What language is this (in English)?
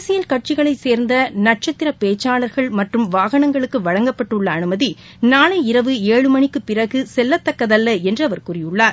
Tamil